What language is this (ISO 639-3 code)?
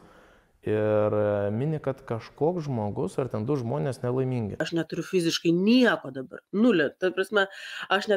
lit